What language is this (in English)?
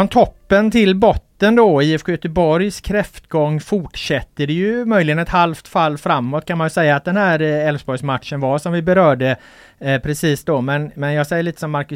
Swedish